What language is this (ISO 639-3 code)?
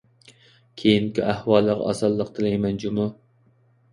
uig